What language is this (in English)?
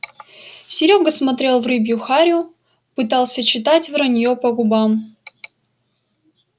Russian